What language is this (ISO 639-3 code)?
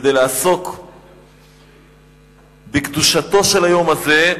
heb